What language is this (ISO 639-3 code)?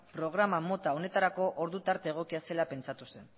eus